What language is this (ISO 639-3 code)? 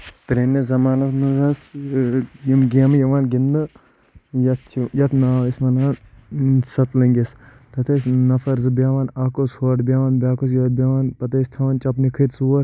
kas